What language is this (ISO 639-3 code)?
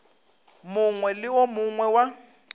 nso